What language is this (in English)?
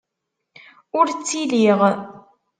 Kabyle